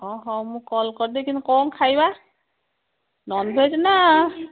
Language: Odia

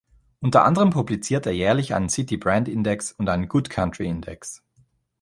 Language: German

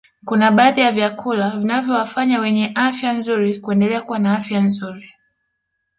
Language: Swahili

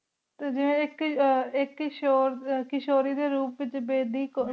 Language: Punjabi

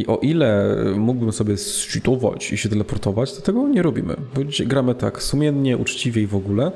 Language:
Polish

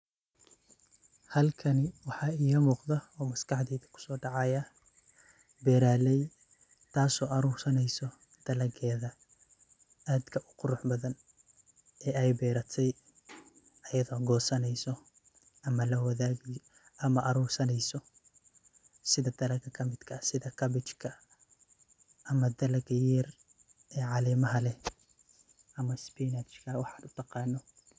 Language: Somali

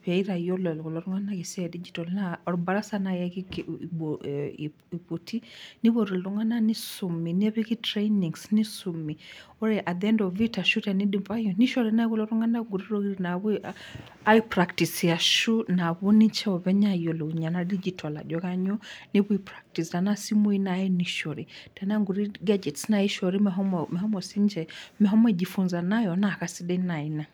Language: Masai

